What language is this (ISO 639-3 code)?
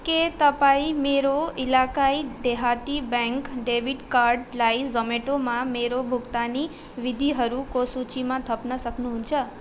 nep